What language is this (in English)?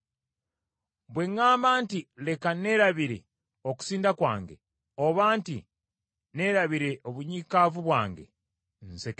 Ganda